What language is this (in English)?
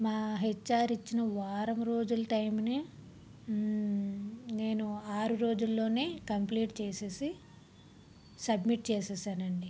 Telugu